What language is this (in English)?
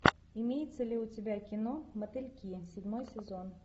Russian